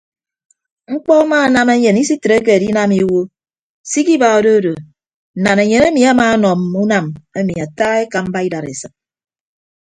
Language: Ibibio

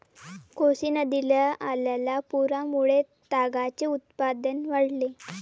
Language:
Marathi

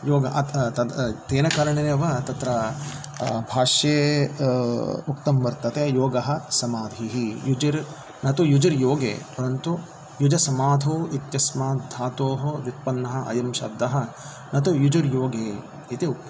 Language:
Sanskrit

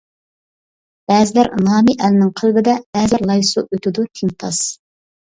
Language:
Uyghur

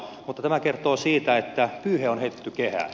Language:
Finnish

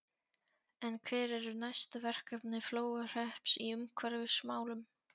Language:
Icelandic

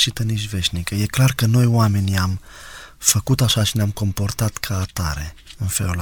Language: Romanian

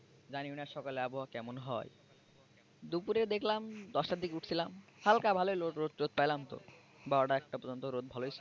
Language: Bangla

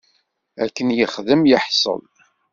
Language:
Kabyle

